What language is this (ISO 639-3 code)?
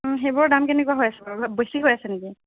asm